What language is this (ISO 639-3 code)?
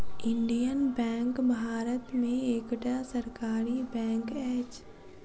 mai